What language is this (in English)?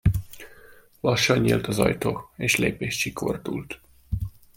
Hungarian